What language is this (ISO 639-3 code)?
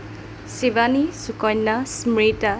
asm